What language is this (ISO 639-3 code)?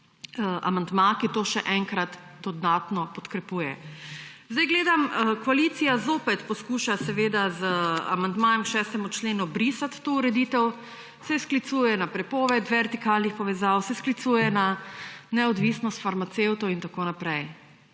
slv